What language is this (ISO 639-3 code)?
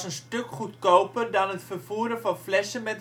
nld